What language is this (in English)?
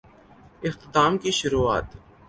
Urdu